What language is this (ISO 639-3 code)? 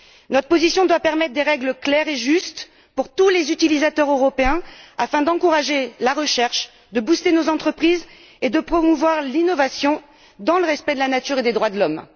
fra